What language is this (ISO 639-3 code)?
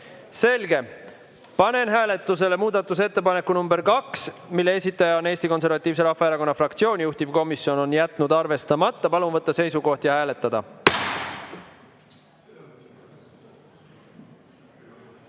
est